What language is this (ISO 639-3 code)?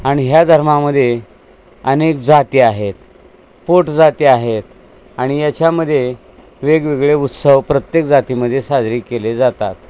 mar